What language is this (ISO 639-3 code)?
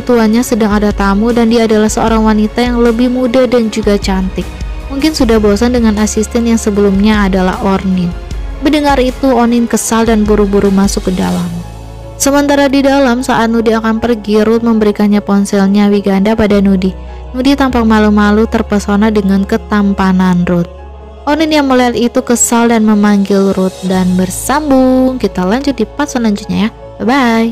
ind